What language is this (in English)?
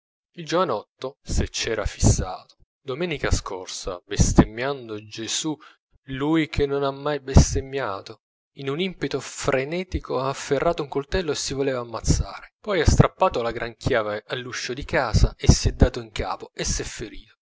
Italian